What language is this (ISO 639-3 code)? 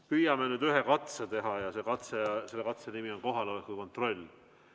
est